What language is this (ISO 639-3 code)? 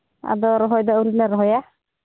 sat